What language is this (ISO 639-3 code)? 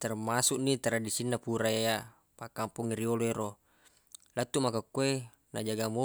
bug